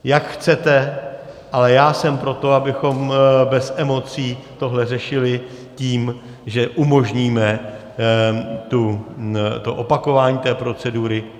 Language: Czech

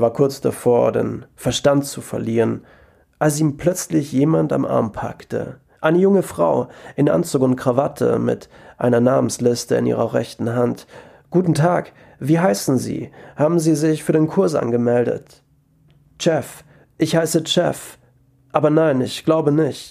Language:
German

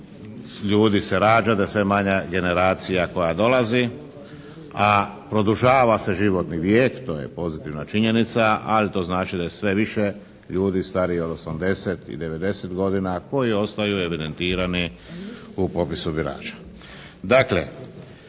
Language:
Croatian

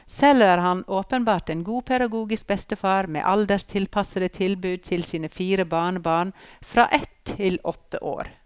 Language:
Norwegian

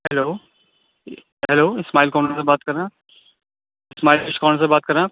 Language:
Urdu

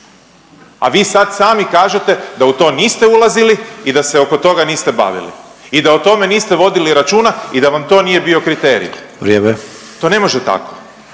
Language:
Croatian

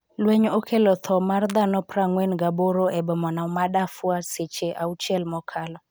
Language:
Luo (Kenya and Tanzania)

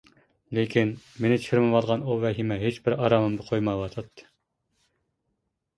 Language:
Uyghur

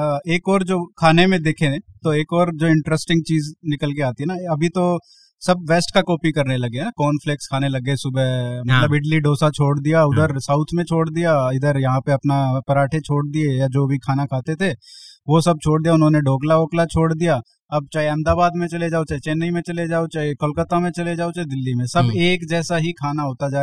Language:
Hindi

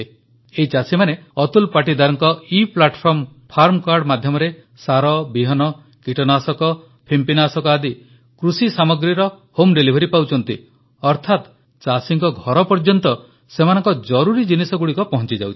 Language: Odia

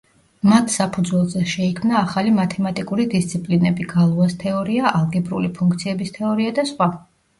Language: Georgian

